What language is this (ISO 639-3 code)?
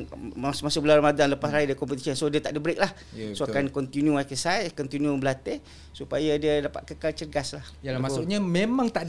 msa